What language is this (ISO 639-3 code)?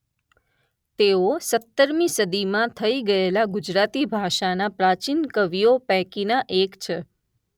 guj